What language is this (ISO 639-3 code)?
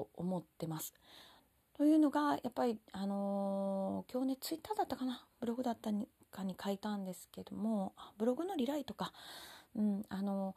jpn